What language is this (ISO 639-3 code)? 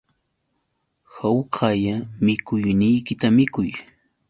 qux